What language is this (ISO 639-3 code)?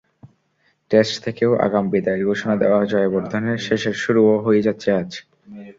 ben